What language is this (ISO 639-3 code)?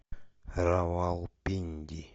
rus